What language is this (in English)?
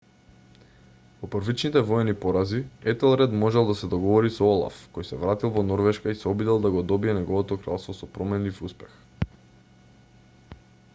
Macedonian